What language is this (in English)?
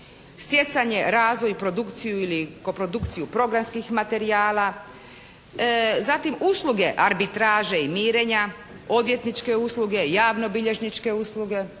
Croatian